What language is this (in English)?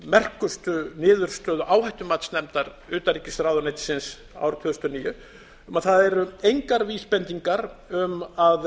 Icelandic